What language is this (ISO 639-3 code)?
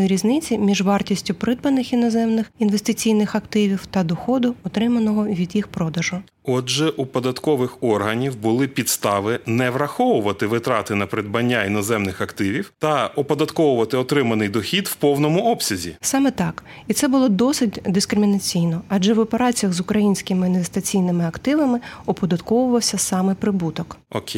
ukr